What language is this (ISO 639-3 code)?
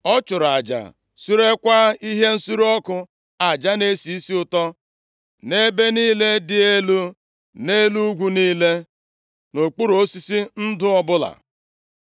ibo